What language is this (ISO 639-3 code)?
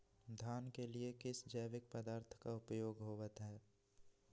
mag